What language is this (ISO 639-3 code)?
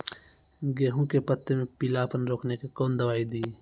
mai